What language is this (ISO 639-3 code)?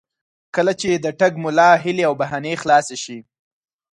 pus